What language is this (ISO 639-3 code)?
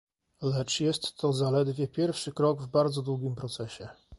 pol